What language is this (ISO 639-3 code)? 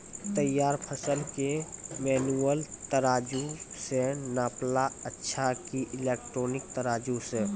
mai